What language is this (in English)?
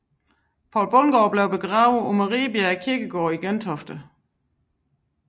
Danish